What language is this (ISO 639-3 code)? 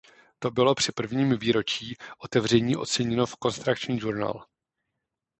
ces